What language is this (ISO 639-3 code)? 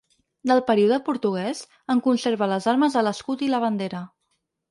cat